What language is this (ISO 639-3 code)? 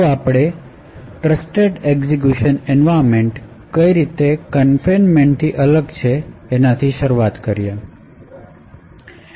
guj